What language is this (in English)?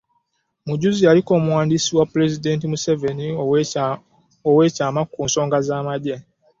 Ganda